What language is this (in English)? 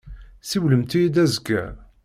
Kabyle